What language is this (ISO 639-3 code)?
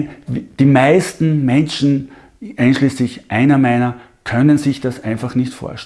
deu